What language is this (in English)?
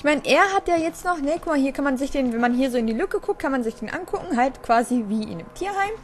German